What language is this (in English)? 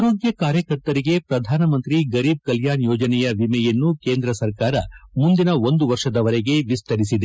Kannada